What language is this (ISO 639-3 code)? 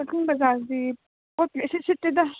mni